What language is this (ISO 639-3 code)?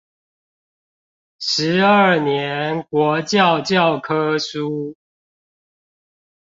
zho